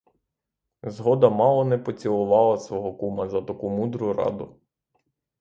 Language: Ukrainian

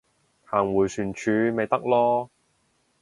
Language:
Cantonese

